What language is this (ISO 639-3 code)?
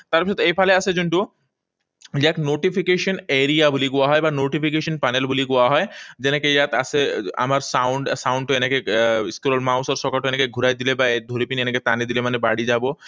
asm